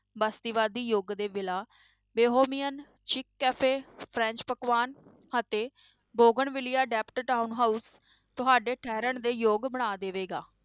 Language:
Punjabi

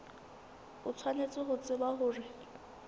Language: Southern Sotho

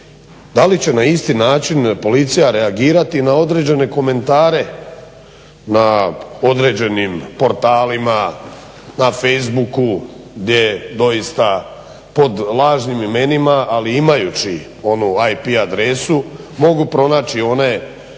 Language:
Croatian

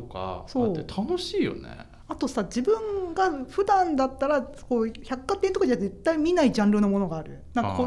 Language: Japanese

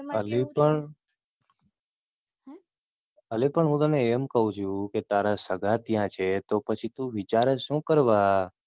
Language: Gujarati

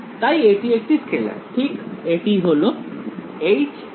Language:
Bangla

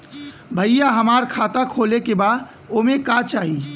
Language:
Bhojpuri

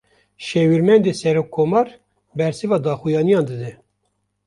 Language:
Kurdish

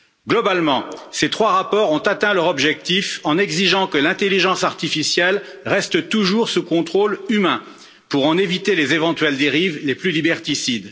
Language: French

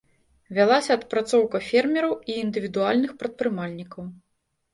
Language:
Belarusian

